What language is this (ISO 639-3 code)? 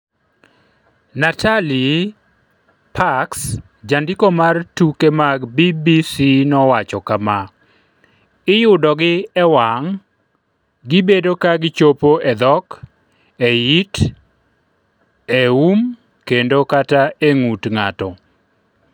luo